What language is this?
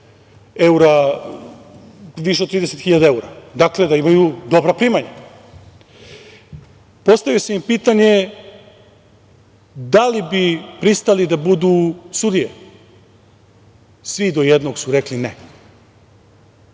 Serbian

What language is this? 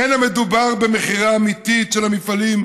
Hebrew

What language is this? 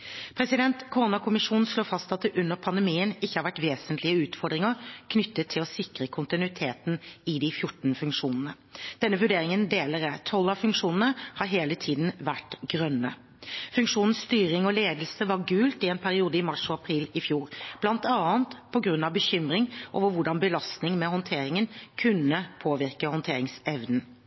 Norwegian Bokmål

